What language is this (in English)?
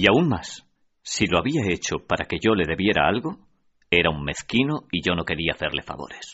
Spanish